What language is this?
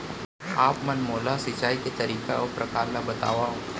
Chhattisgarhi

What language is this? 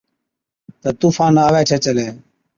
Od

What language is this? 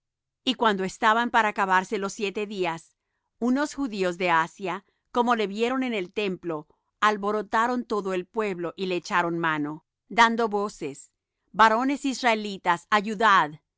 Spanish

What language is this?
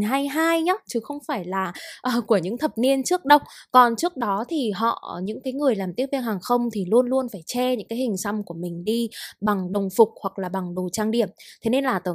Vietnamese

